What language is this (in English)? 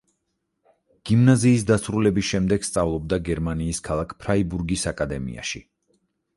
Georgian